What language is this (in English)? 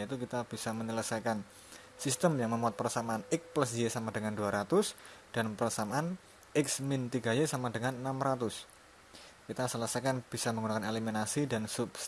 Indonesian